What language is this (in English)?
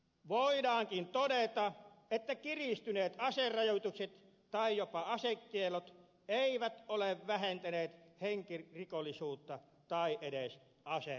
Finnish